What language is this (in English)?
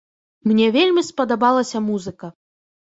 Belarusian